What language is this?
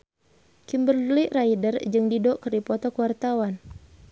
Sundanese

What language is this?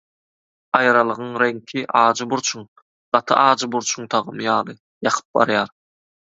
Turkmen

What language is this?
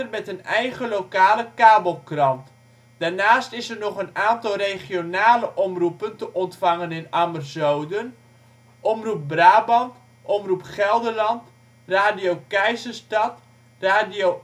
Dutch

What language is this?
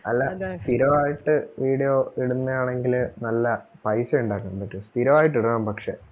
Malayalam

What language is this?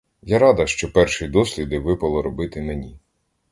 Ukrainian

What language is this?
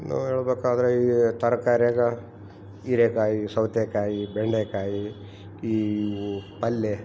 Kannada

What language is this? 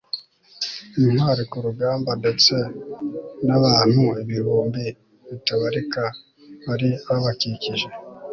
Kinyarwanda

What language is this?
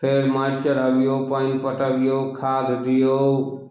Maithili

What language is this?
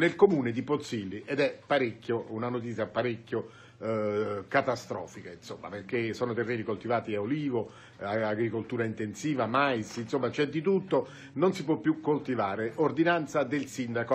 Italian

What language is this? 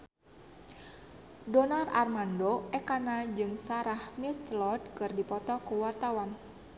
Sundanese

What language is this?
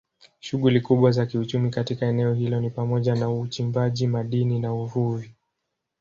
Swahili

